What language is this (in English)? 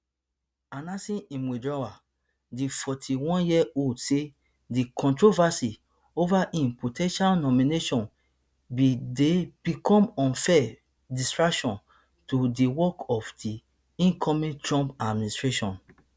Nigerian Pidgin